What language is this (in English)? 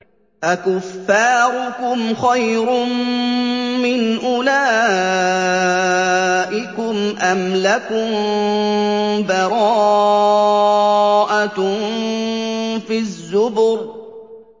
Arabic